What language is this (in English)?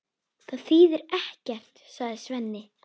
Icelandic